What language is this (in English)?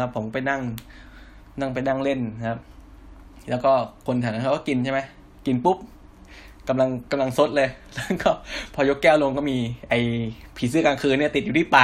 Thai